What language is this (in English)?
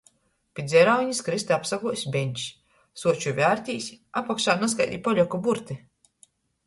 Latgalian